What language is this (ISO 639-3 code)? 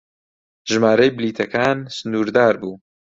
ckb